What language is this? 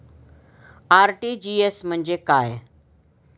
Marathi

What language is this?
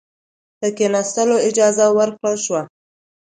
Pashto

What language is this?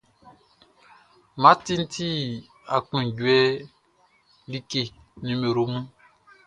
Baoulé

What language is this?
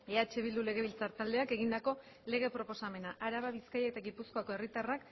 Basque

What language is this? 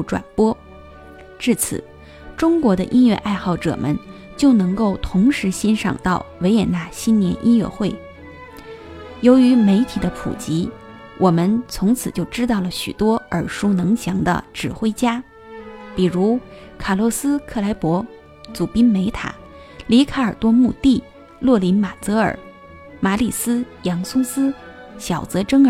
Chinese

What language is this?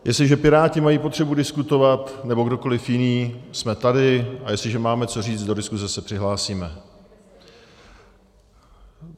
Czech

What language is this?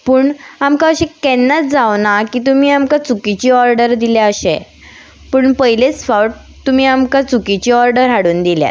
Konkani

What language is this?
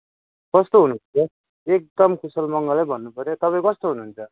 Nepali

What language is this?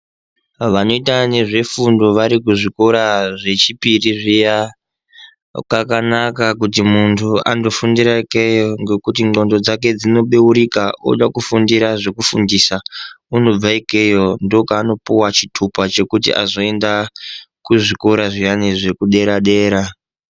Ndau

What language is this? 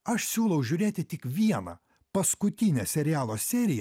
Lithuanian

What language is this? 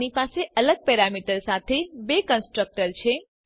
Gujarati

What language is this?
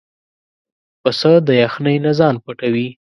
Pashto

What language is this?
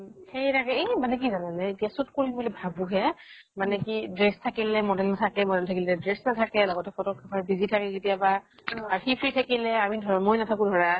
Assamese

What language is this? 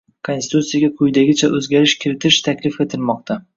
Uzbek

